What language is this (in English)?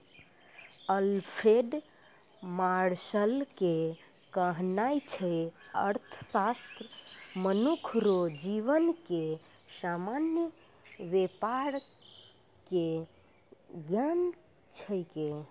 Maithili